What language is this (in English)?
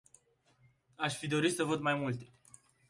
Romanian